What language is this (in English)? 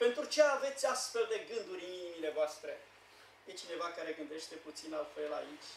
Romanian